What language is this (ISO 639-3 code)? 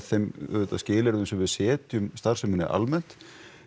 isl